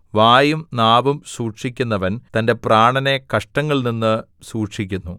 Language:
Malayalam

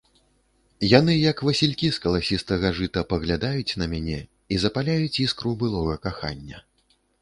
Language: Belarusian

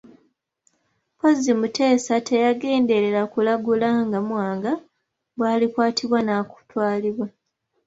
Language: Ganda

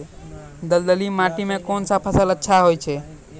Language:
Maithili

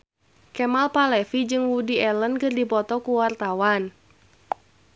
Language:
Sundanese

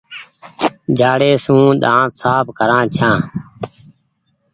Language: Goaria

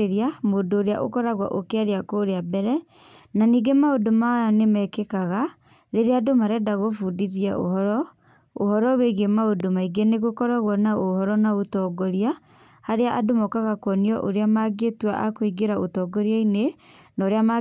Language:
Kikuyu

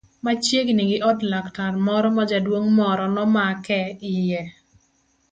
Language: Luo (Kenya and Tanzania)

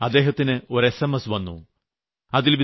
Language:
Malayalam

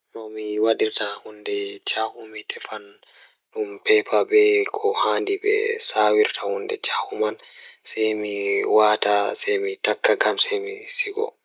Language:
Fula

